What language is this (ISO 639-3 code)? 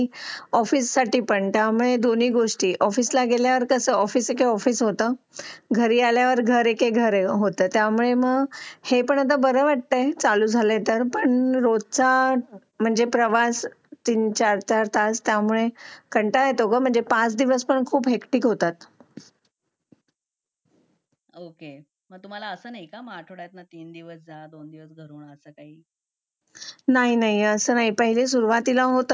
mar